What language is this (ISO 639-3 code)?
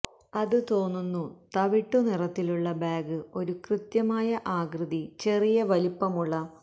mal